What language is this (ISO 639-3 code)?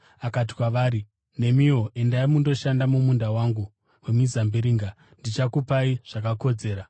sna